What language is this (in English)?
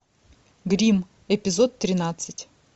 Russian